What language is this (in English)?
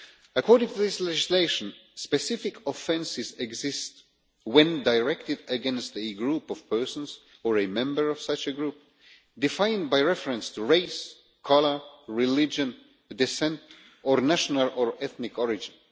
English